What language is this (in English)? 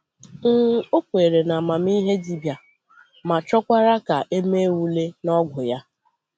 Igbo